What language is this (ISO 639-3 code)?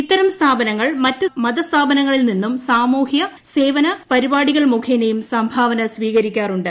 mal